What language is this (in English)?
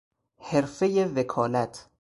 Persian